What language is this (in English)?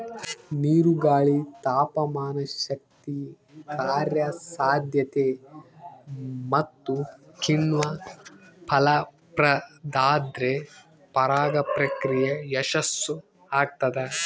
Kannada